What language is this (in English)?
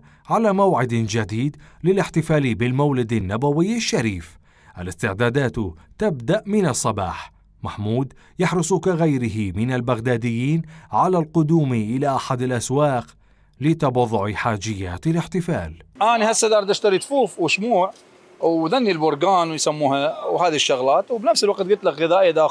Arabic